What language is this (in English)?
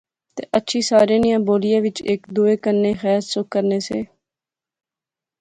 Pahari-Potwari